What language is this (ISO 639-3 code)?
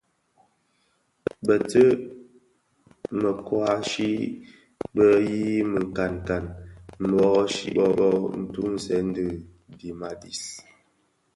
ksf